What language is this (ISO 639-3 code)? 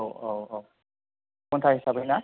brx